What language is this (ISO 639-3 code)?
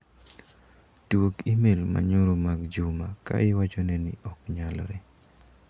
luo